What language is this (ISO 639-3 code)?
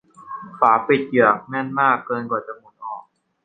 tha